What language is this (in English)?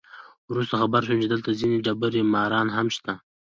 Pashto